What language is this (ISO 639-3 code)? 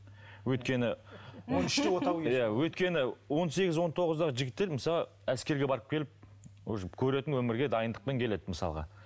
kaz